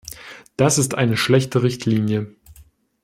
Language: German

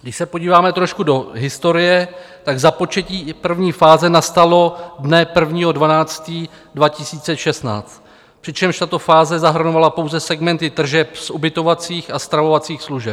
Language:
Czech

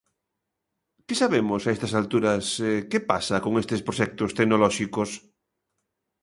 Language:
Galician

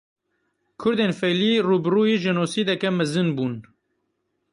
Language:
Kurdish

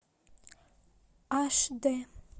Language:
Russian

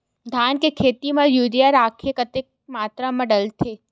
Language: Chhattisgarhi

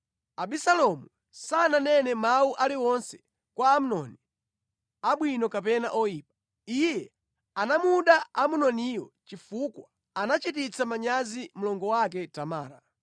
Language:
Nyanja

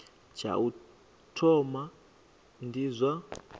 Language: Venda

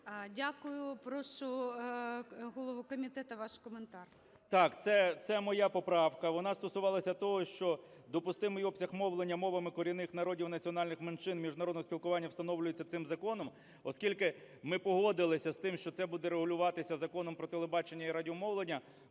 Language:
Ukrainian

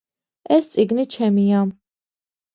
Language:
Georgian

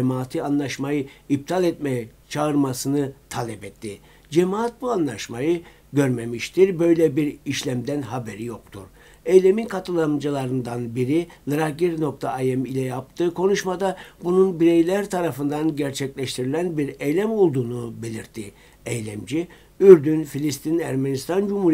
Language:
Turkish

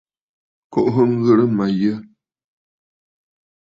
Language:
Bafut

